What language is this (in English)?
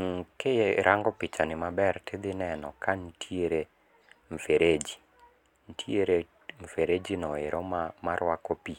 Luo (Kenya and Tanzania)